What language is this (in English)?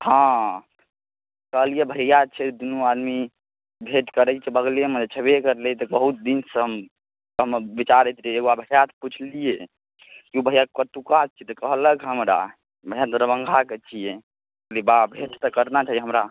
Maithili